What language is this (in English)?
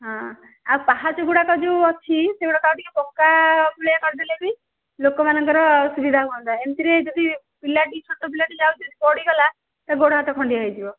Odia